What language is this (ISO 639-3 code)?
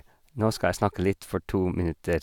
nor